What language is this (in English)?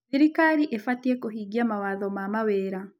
Kikuyu